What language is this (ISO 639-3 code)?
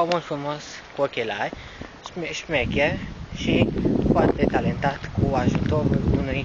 ron